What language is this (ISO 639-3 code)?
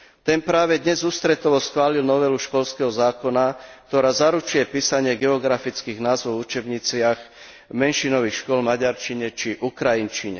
slk